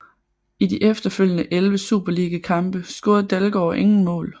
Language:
Danish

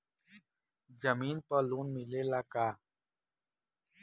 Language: Bhojpuri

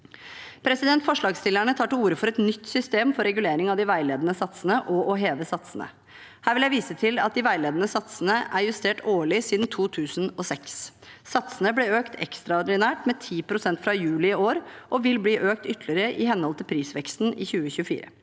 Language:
Norwegian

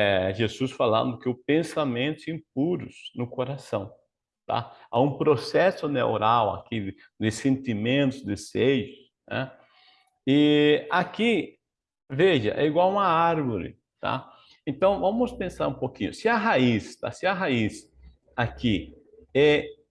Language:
Portuguese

